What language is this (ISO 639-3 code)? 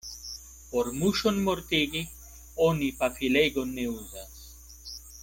epo